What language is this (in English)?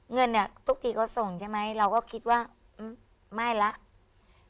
Thai